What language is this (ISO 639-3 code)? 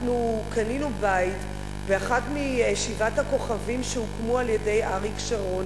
heb